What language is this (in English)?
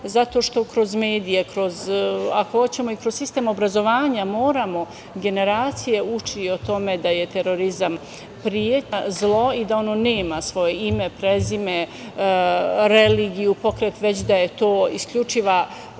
Serbian